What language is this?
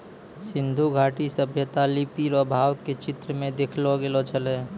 Maithili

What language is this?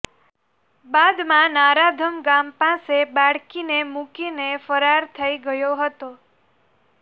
Gujarati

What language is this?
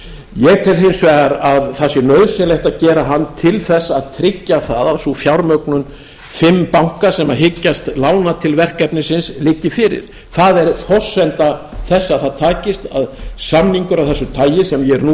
Icelandic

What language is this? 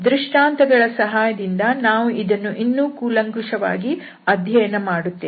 Kannada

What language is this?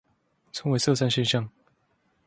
Chinese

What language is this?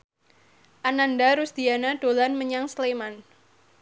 Javanese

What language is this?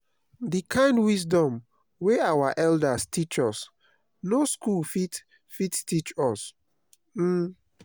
Nigerian Pidgin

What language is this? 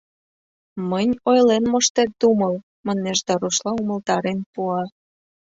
Mari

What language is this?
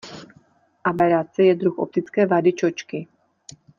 Czech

